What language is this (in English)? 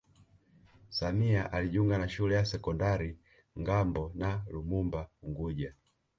Swahili